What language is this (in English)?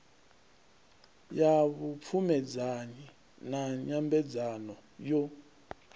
Venda